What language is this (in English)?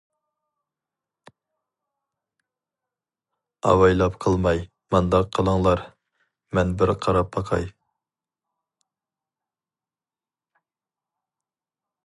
Uyghur